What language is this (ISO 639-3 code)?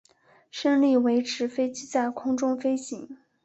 zho